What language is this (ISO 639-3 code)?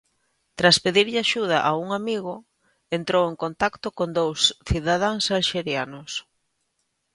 glg